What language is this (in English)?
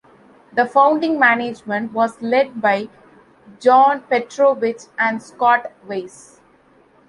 English